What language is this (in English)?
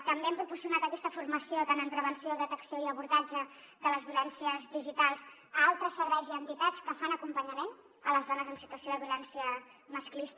Catalan